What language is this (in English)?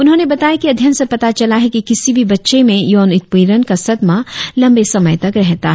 Hindi